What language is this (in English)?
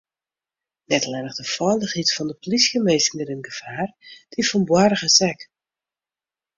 Western Frisian